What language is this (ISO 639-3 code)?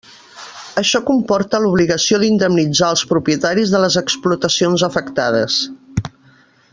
cat